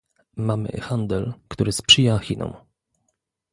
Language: Polish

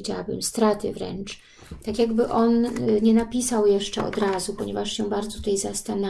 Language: Polish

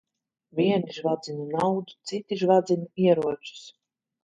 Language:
Latvian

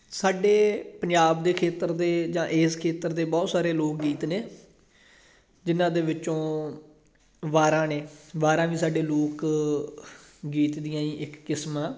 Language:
Punjabi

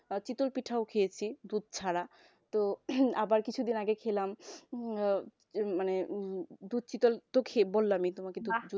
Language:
Bangla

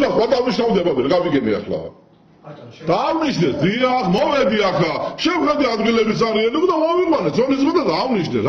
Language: Turkish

